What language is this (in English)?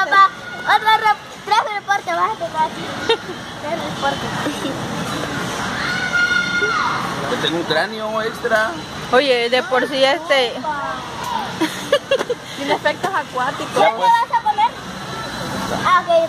Spanish